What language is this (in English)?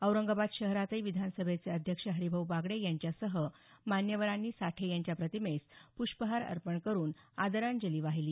Marathi